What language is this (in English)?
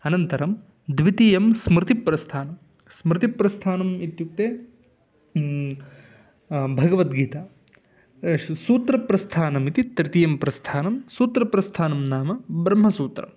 Sanskrit